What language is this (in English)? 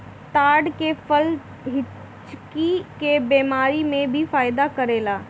Bhojpuri